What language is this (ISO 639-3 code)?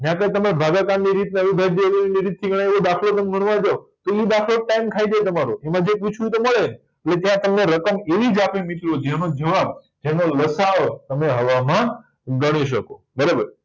guj